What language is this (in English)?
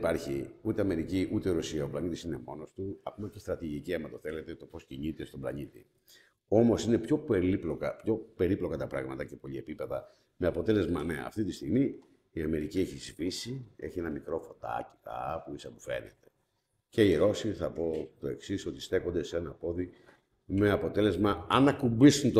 Greek